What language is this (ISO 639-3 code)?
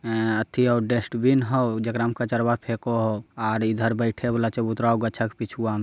mag